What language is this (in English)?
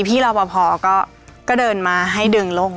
Thai